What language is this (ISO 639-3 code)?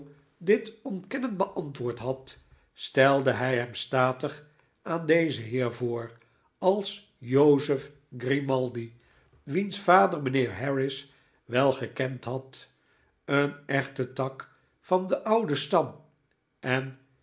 nld